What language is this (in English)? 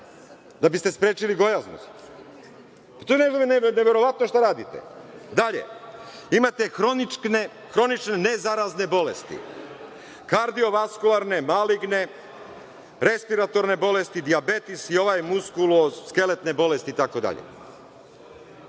Serbian